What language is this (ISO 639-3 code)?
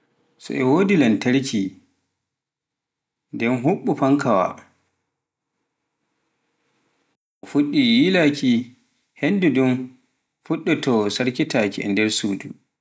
fuf